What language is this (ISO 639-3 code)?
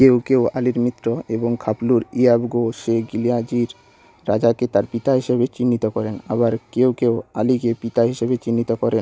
ben